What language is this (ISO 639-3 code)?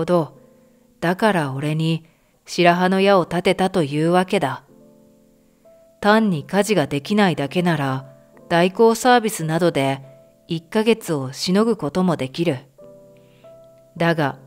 jpn